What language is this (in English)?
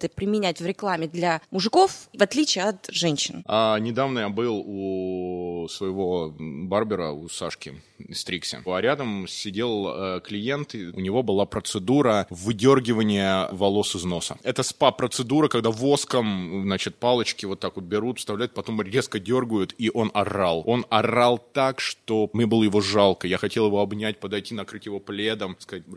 Russian